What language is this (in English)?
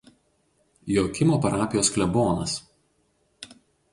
Lithuanian